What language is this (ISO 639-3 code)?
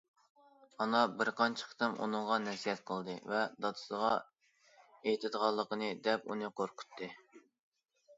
uig